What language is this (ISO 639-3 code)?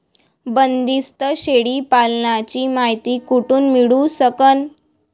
mar